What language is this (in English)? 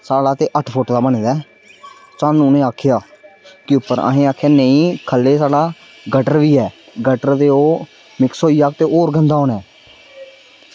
Dogri